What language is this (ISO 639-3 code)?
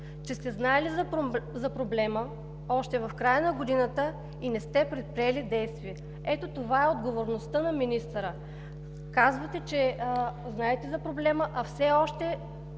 bul